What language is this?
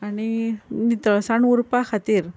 Konkani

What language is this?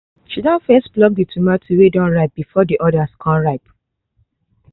Nigerian Pidgin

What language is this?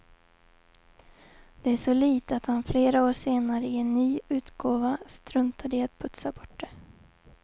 Swedish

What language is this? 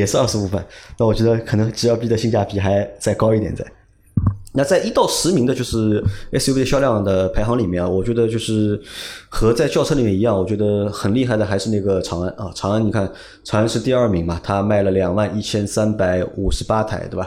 Chinese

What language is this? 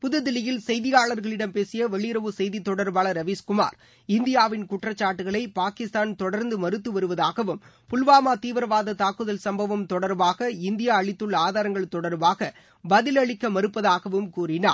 Tamil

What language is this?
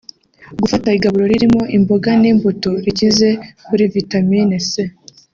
Kinyarwanda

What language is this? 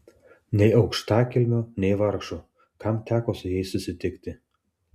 Lithuanian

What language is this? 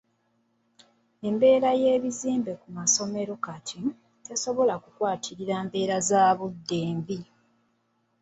Ganda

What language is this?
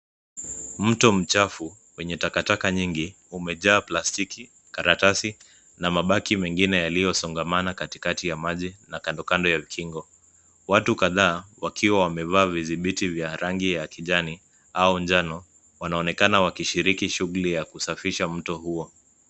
Swahili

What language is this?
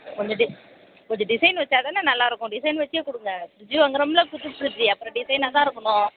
Tamil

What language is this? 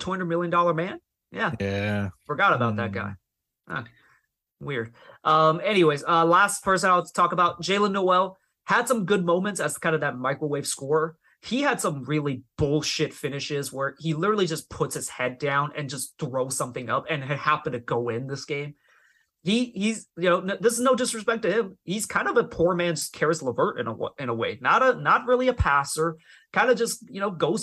English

